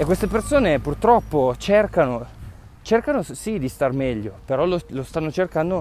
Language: Italian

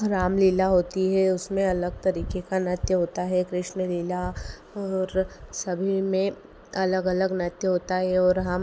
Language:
Hindi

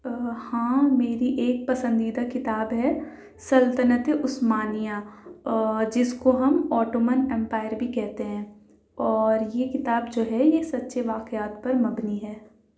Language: Urdu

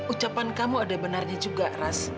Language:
Indonesian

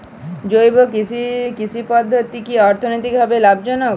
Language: Bangla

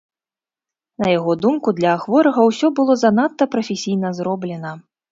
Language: Belarusian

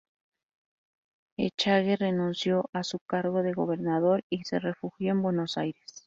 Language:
Spanish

